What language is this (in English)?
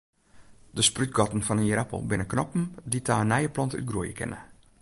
Western Frisian